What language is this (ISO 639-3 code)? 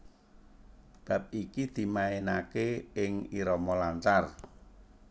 jav